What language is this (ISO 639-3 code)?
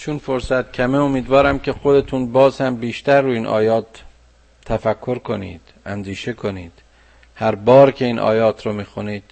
fas